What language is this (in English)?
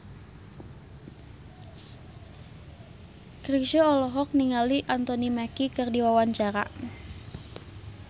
Sundanese